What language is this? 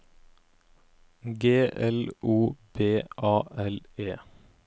Norwegian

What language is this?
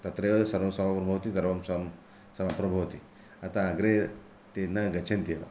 Sanskrit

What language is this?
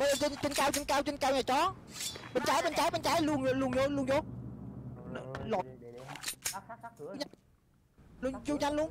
Vietnamese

